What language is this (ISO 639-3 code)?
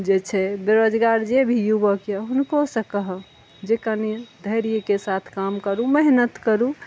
mai